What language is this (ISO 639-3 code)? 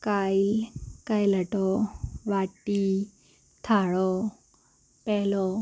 kok